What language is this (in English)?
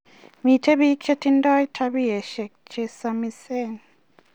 Kalenjin